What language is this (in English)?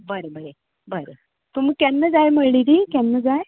Konkani